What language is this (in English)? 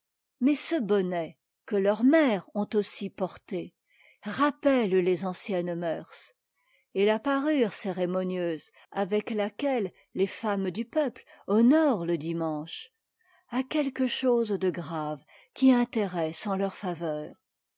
French